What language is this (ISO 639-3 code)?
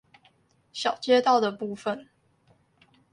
zho